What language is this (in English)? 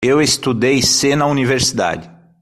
Portuguese